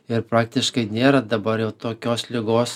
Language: Lithuanian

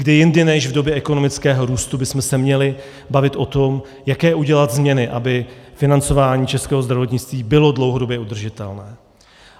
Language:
Czech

